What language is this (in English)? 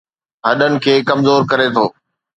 Sindhi